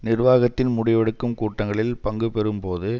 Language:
Tamil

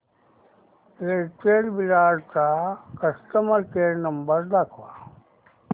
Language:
Marathi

